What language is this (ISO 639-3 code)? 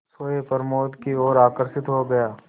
hin